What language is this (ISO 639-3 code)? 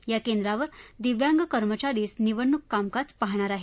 mar